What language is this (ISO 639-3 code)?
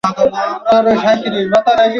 ben